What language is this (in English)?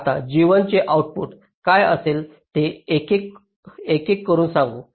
Marathi